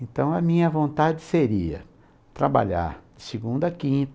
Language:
Portuguese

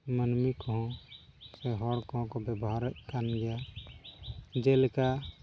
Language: Santali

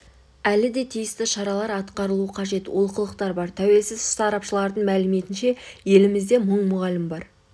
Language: Kazakh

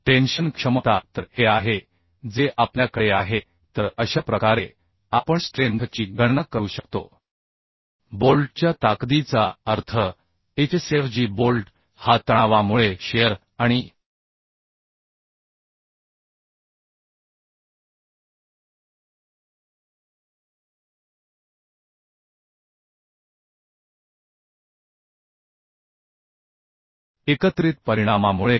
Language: Marathi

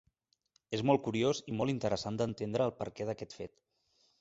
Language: Catalan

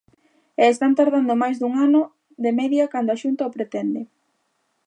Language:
Galician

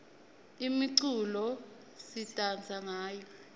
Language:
Swati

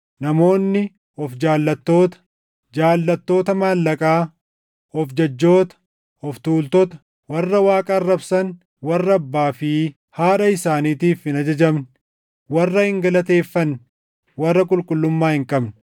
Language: Oromo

